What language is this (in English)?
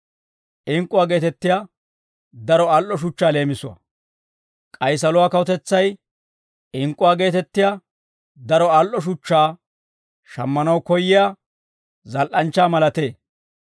Dawro